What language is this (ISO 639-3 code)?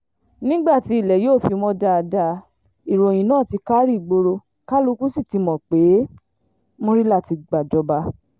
yor